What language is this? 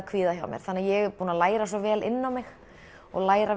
Icelandic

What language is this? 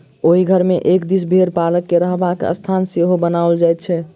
Maithili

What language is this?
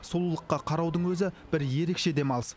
Kazakh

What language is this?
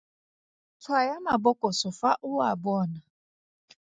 Tswana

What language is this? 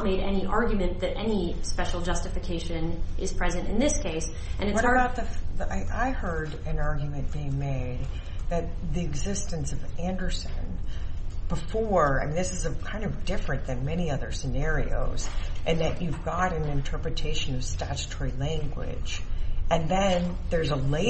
English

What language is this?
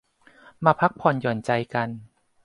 Thai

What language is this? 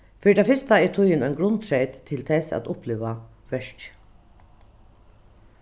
Faroese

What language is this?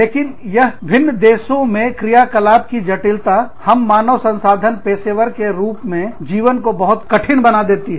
Hindi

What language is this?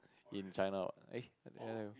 English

